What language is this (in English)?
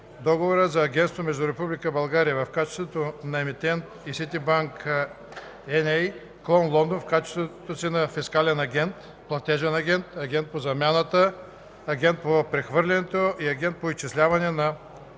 Bulgarian